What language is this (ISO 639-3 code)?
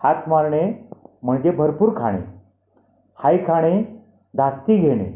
mar